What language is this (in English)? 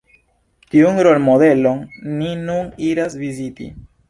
Esperanto